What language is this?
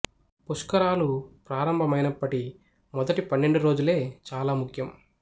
Telugu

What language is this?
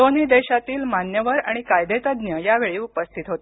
Marathi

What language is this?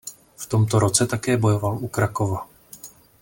Czech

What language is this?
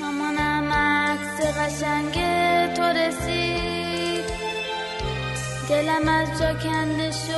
Persian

